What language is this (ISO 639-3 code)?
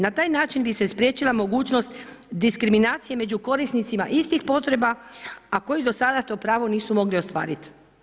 hrv